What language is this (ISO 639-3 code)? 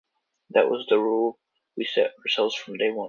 eng